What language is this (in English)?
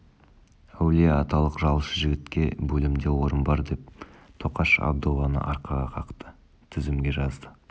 Kazakh